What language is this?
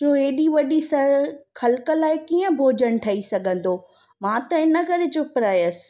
Sindhi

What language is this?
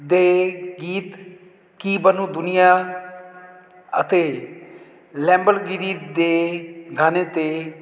Punjabi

